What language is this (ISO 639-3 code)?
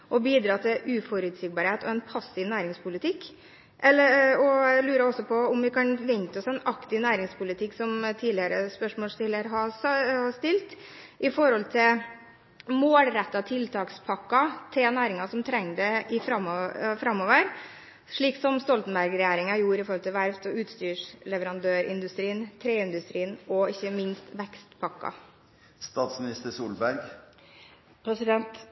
nob